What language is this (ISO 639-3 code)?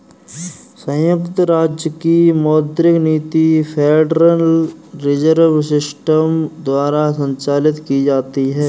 hin